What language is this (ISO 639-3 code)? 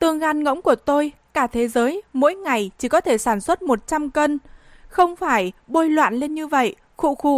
vie